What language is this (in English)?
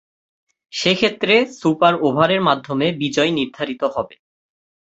Bangla